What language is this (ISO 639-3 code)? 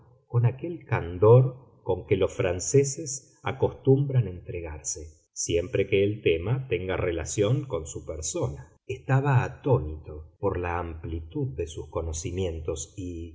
spa